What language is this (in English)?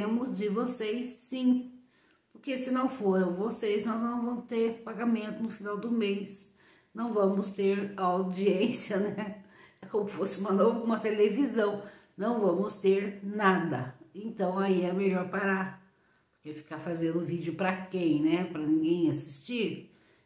Portuguese